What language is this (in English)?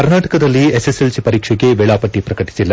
Kannada